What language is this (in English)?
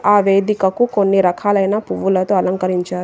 Telugu